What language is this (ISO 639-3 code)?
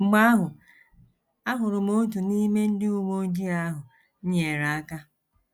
ibo